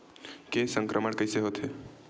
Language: Chhattisgarhi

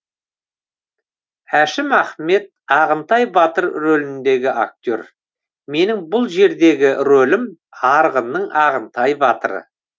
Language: Kazakh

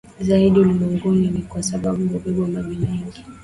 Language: Swahili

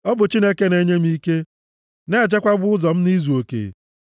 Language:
Igbo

